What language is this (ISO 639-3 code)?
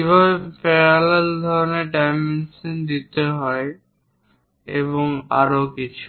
ben